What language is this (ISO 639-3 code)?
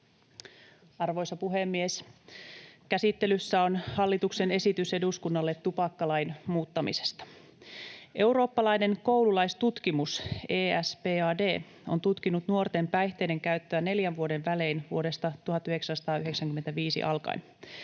fin